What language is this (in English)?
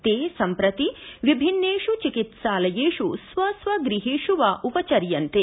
Sanskrit